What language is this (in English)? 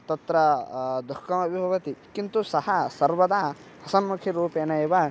Sanskrit